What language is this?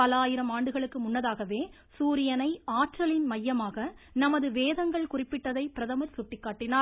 Tamil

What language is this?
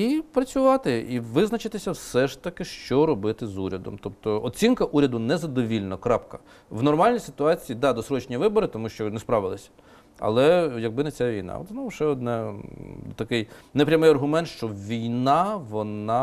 Ukrainian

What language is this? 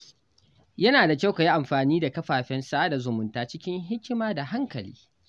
Hausa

